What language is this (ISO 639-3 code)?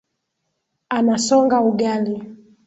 swa